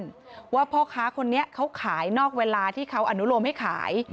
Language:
Thai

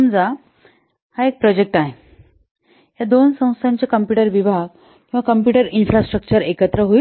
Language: Marathi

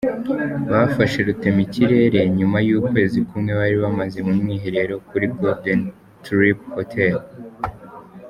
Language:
Kinyarwanda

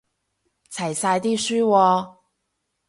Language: Cantonese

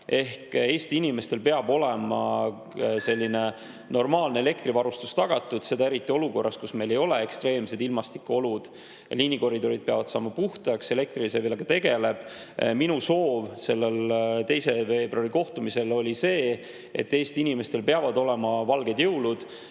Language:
Estonian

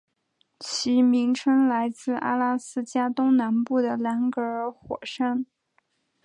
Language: Chinese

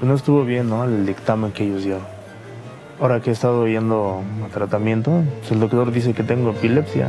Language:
Spanish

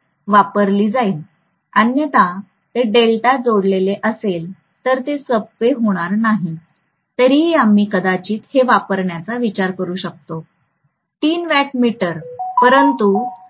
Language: Marathi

